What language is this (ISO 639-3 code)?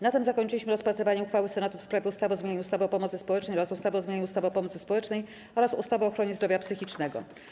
pol